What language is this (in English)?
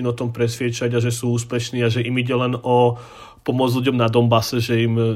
Slovak